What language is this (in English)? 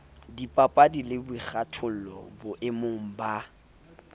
Southern Sotho